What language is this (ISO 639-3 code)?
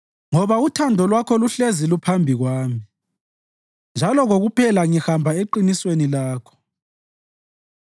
nde